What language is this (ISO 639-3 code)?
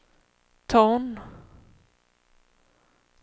swe